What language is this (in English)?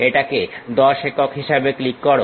Bangla